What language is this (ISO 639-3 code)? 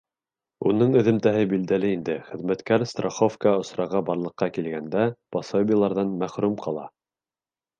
bak